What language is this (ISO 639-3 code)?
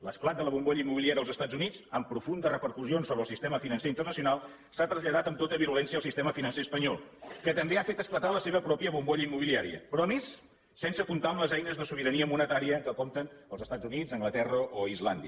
cat